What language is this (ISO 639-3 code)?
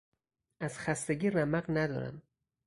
fas